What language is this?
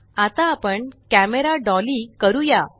Marathi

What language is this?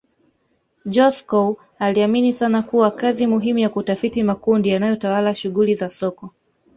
Swahili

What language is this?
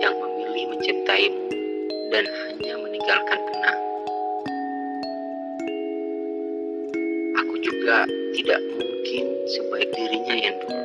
Indonesian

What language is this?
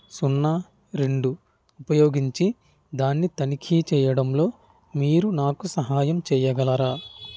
Telugu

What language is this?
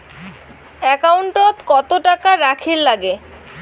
Bangla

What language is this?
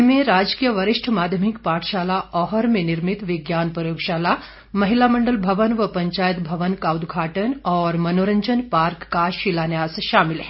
Hindi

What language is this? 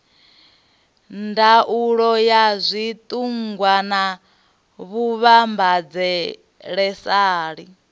Venda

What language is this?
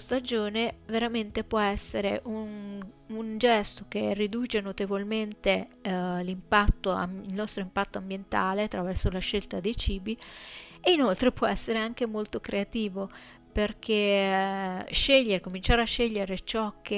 Italian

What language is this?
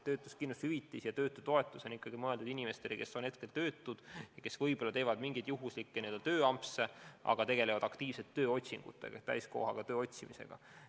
Estonian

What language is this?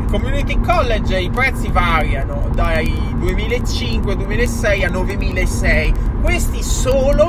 Italian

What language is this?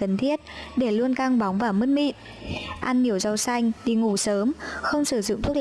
Vietnamese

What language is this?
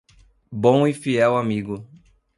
Portuguese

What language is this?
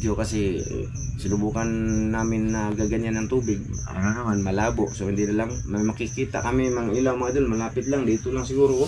Filipino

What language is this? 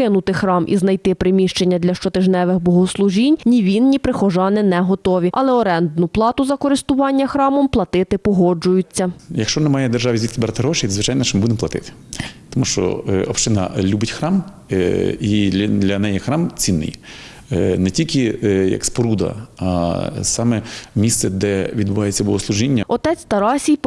Ukrainian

